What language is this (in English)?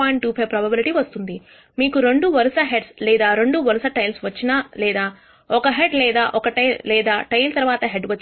Telugu